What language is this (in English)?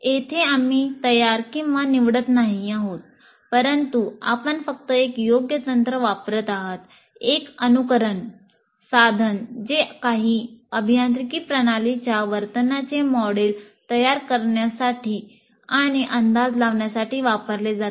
Marathi